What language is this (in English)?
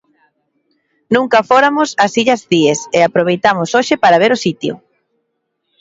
Galician